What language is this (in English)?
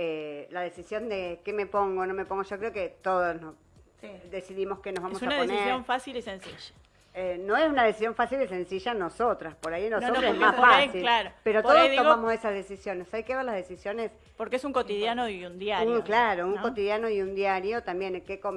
Spanish